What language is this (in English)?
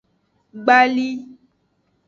Aja (Benin)